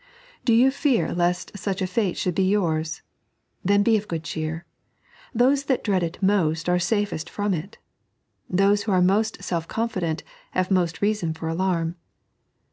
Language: English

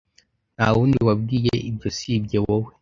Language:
Kinyarwanda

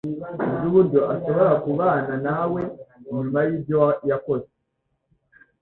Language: Kinyarwanda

